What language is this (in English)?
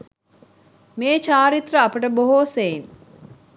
Sinhala